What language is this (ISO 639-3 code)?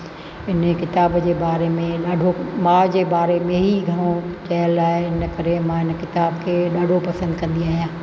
snd